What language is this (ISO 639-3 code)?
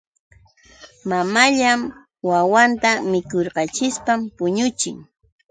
qux